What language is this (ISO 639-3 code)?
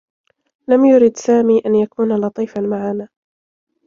ara